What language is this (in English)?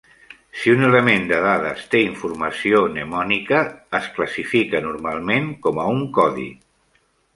Catalan